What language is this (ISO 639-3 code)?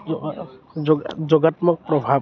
asm